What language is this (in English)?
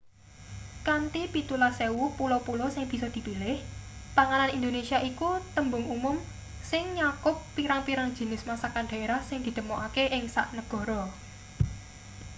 Javanese